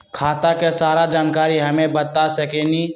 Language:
Magahi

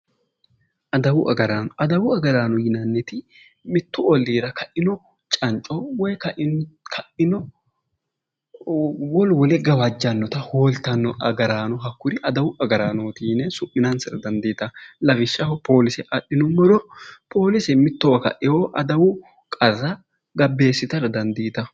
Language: Sidamo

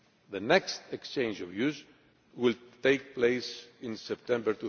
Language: English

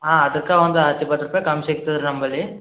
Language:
Kannada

